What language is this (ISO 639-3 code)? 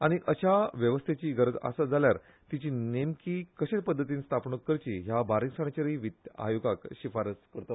kok